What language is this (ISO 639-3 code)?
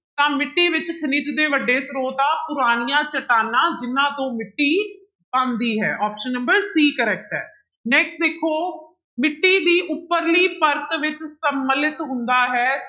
pan